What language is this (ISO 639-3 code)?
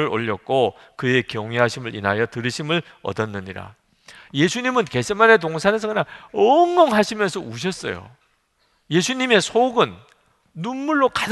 kor